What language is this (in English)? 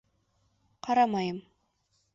Bashkir